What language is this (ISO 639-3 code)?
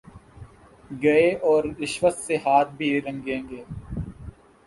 urd